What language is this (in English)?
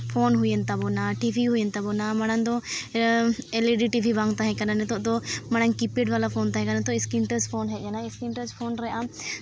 Santali